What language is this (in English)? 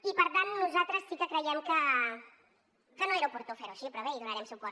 Catalan